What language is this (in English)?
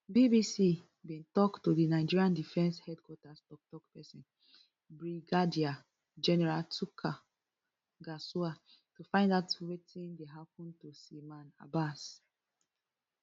Nigerian Pidgin